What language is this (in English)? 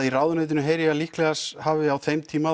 Icelandic